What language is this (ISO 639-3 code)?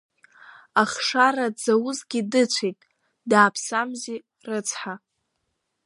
abk